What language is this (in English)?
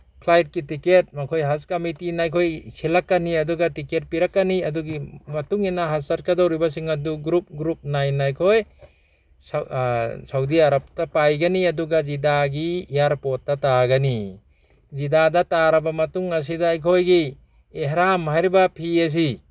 Manipuri